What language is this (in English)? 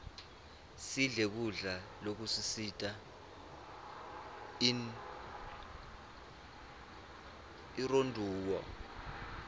Swati